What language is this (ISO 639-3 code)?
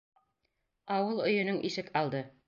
bak